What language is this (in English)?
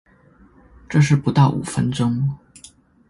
Chinese